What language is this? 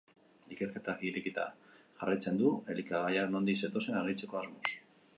Basque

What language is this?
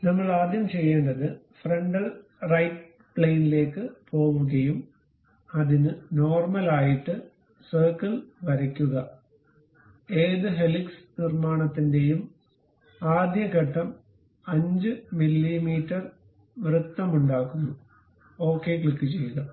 Malayalam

